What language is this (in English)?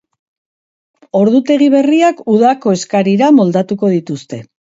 Basque